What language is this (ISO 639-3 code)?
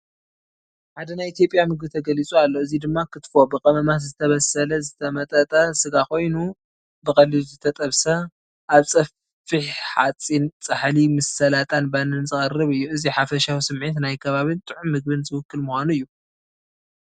tir